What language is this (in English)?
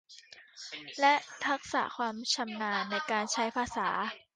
Thai